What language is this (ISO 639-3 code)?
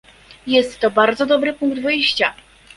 pol